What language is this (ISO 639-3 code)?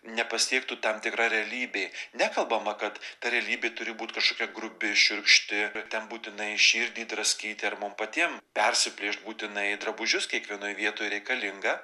lit